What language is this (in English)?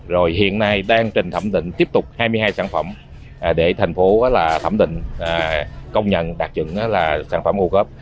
Vietnamese